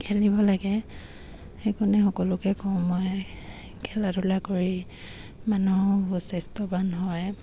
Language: Assamese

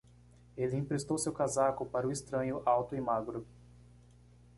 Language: Portuguese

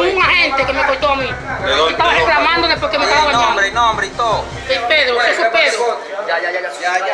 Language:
Spanish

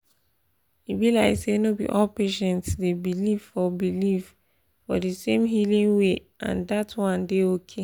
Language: Nigerian Pidgin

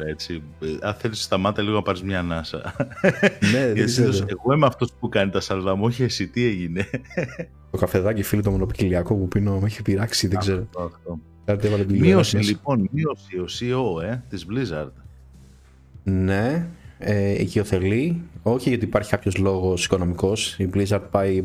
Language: Greek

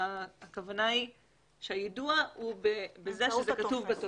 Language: Hebrew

